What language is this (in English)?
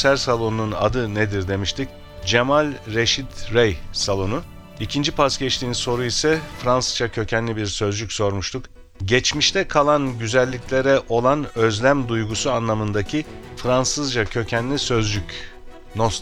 Turkish